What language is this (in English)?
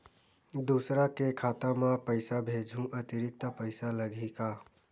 Chhattisgarhi